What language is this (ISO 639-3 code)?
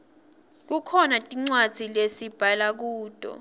ssw